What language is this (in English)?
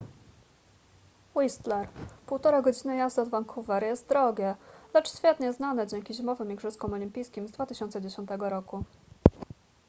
Polish